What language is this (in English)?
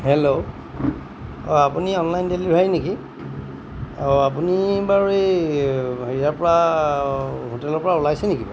Assamese